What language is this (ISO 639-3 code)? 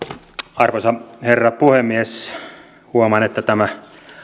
fin